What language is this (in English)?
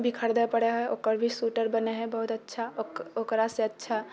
Maithili